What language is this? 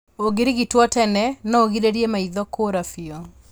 Kikuyu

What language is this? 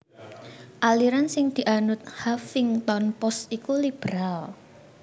Javanese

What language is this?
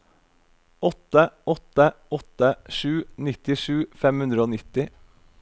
Norwegian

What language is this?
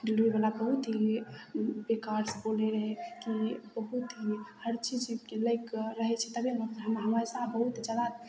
Maithili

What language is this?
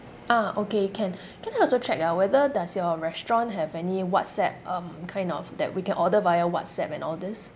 English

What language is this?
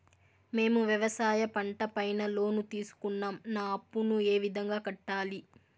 Telugu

